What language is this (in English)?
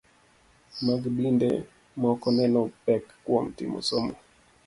Luo (Kenya and Tanzania)